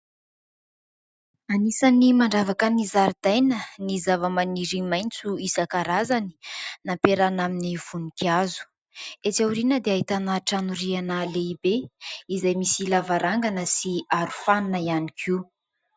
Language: Malagasy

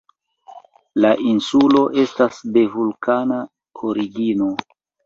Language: Esperanto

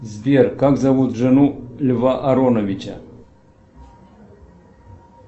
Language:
Russian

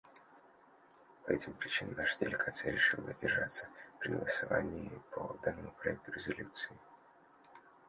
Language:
Russian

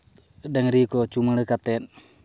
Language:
Santali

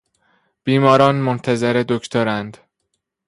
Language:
Persian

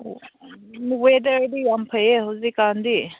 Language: Manipuri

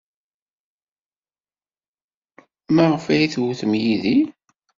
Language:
Kabyle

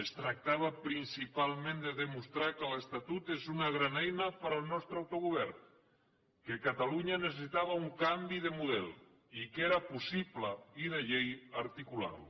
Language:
Catalan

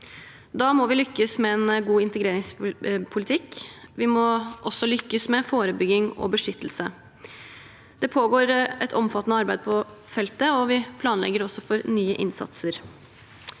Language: Norwegian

